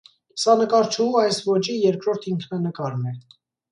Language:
Armenian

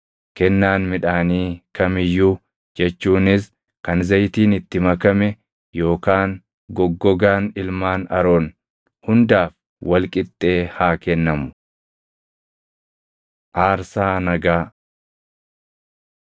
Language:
Oromo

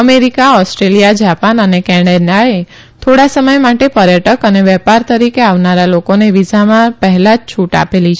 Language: Gujarati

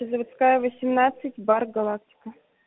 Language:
Russian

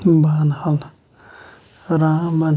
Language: Kashmiri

